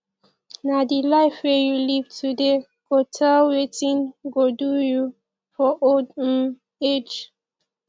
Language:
Nigerian Pidgin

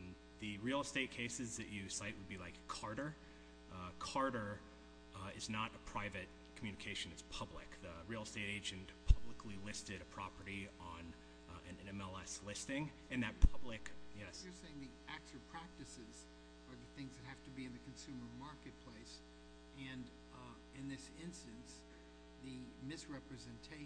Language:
English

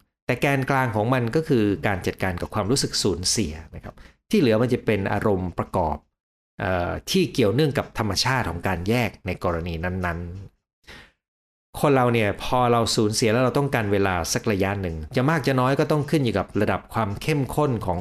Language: Thai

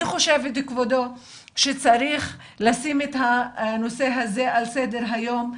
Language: Hebrew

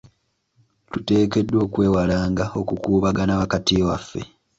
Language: Ganda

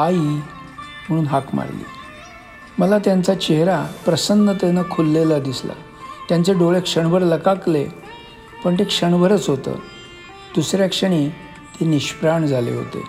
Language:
Marathi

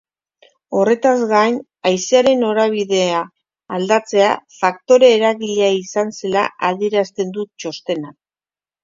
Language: Basque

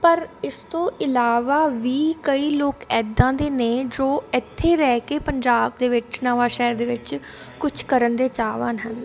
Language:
Punjabi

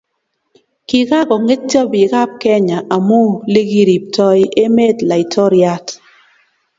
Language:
Kalenjin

